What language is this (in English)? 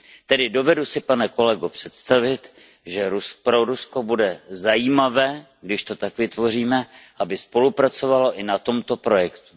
Czech